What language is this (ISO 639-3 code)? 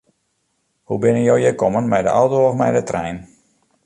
fry